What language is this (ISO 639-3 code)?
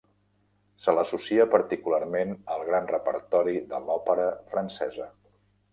cat